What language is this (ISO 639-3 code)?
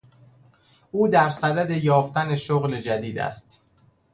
fas